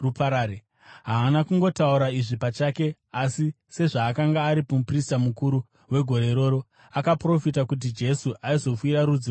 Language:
Shona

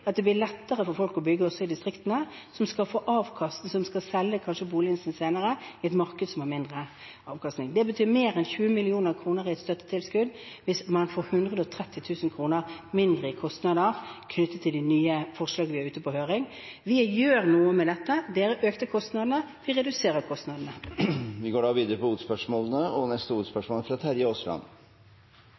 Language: Norwegian Bokmål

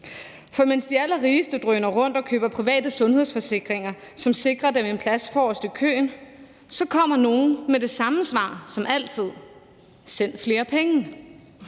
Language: Danish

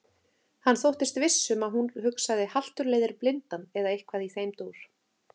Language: Icelandic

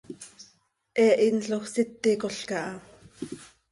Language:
Seri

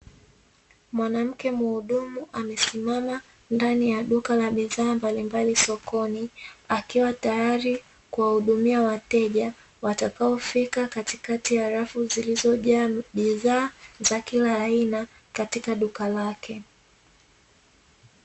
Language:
Swahili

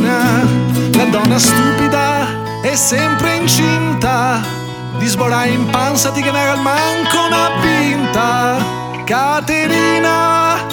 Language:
Italian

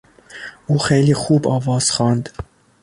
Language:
Persian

